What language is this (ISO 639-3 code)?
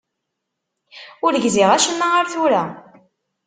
kab